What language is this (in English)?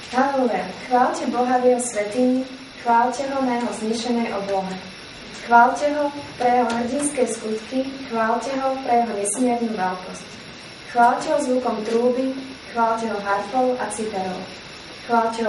Czech